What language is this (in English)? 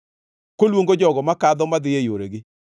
Luo (Kenya and Tanzania)